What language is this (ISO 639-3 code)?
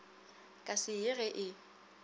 nso